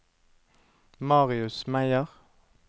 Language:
Norwegian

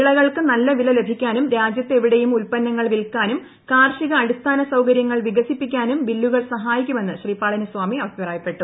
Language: Malayalam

